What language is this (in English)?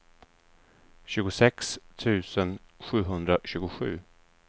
Swedish